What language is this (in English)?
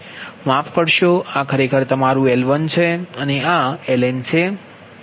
Gujarati